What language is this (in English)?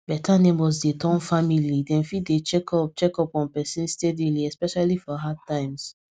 Nigerian Pidgin